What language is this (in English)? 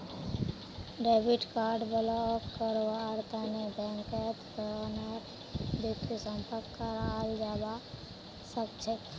Magahi